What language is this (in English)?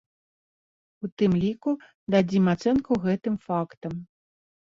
Belarusian